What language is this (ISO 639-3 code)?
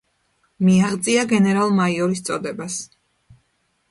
kat